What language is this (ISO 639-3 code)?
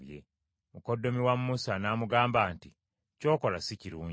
lug